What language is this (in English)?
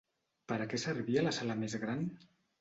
Catalan